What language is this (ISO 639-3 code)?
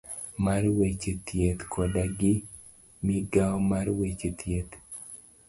luo